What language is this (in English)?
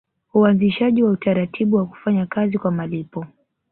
Swahili